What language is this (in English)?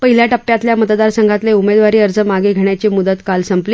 Marathi